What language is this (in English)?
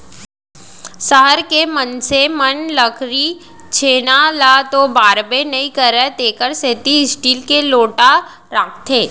Chhattisgarhi